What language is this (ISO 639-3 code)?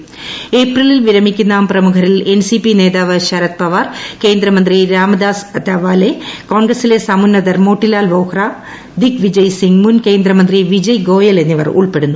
mal